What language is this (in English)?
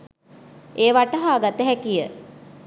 Sinhala